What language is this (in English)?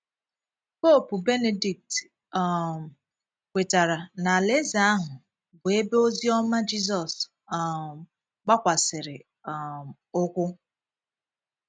Igbo